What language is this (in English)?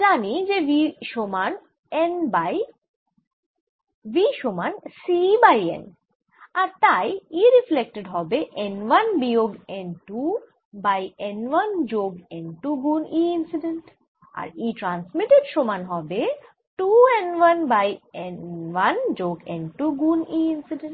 Bangla